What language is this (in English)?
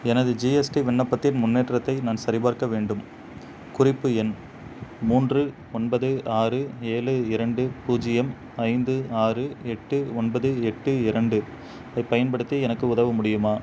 Tamil